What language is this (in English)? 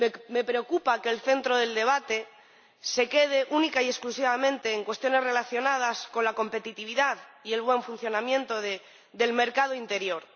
Spanish